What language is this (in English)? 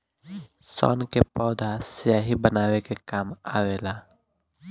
Bhojpuri